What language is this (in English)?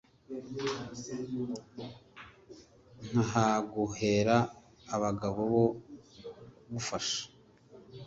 Kinyarwanda